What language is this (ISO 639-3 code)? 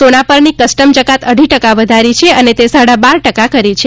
guj